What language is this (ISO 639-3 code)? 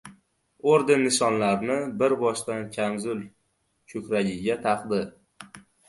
uzb